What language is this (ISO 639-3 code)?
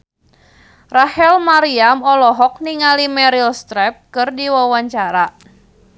sun